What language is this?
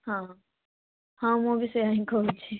Odia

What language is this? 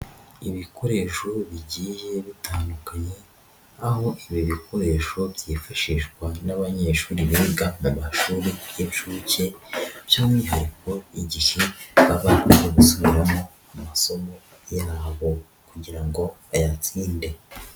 Kinyarwanda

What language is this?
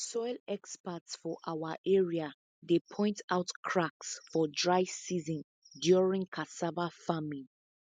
Nigerian Pidgin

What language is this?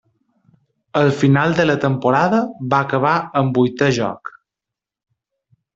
Catalan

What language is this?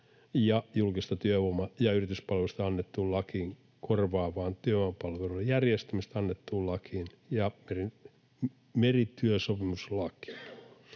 Finnish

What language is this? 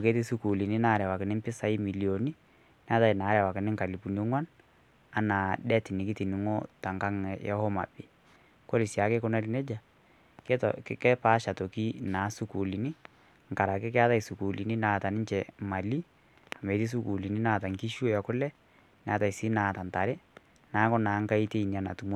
Masai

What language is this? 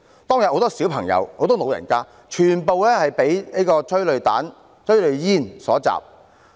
Cantonese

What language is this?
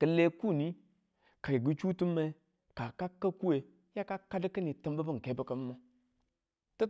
Tula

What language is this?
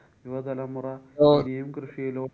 Malayalam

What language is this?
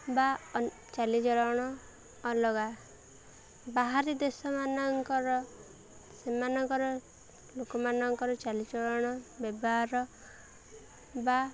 Odia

